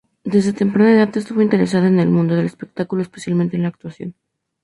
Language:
Spanish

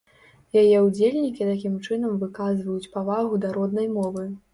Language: Belarusian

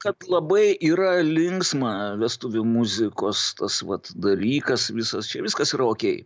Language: Lithuanian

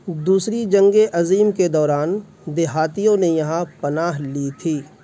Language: Urdu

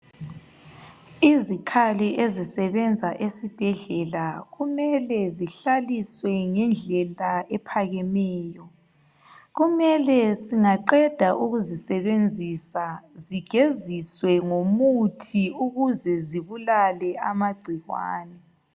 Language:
North Ndebele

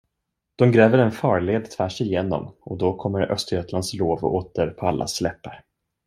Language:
Swedish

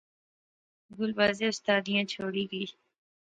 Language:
Pahari-Potwari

